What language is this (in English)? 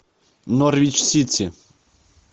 Russian